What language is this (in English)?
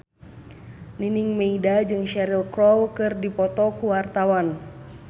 Sundanese